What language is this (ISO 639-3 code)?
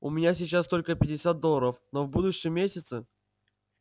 rus